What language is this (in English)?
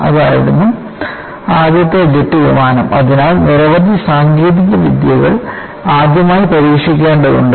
Malayalam